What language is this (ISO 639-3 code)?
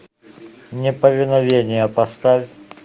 rus